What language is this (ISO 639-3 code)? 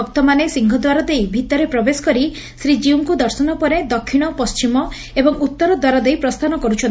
ori